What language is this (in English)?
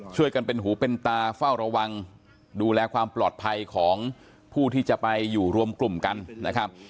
Thai